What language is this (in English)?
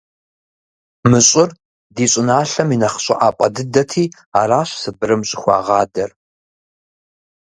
Kabardian